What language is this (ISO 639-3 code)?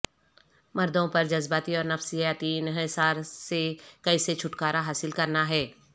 urd